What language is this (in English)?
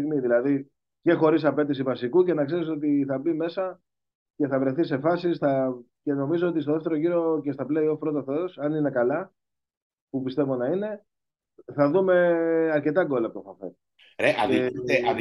Greek